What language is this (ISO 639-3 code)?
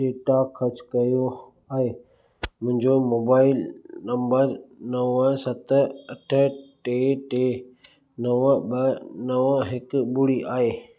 snd